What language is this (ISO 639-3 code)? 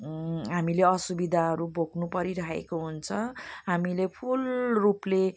nep